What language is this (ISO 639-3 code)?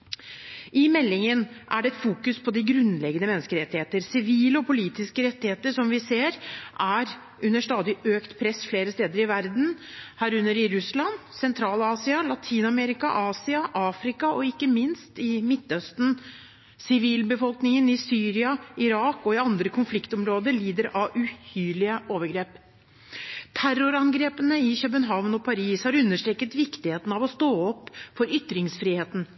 nob